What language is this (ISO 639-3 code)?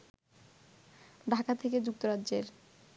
ben